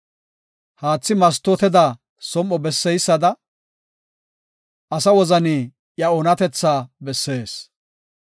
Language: Gofa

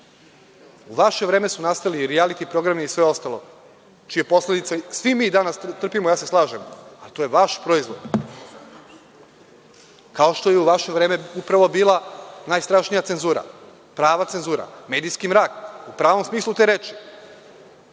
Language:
Serbian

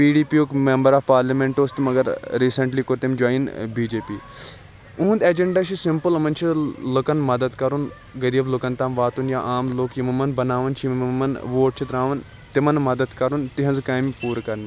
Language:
Kashmiri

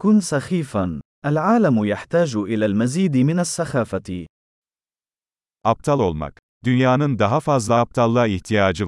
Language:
Arabic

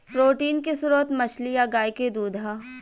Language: Bhojpuri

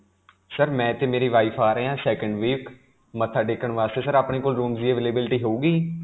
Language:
Punjabi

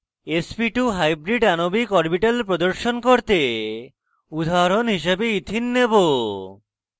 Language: Bangla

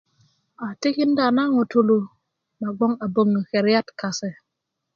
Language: Kuku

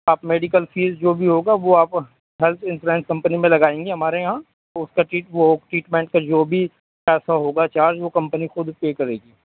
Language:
Urdu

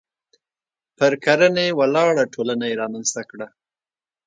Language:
Pashto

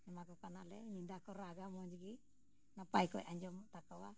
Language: Santali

